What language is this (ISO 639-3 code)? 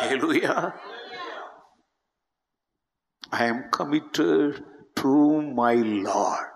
tam